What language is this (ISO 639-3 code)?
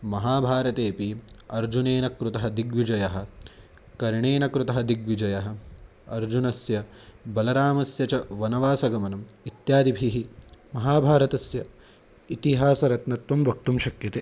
san